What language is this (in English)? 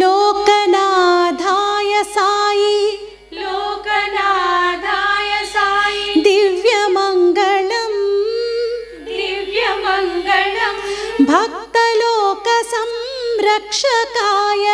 Hindi